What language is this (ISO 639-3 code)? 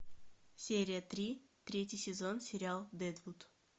rus